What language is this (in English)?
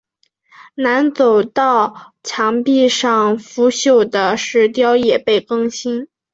Chinese